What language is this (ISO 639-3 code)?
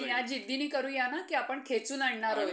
mar